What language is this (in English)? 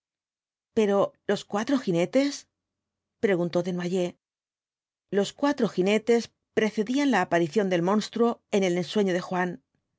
Spanish